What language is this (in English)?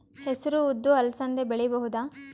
Kannada